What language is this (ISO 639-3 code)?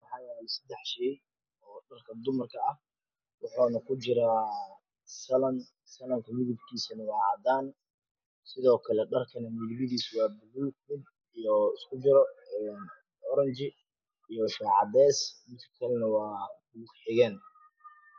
som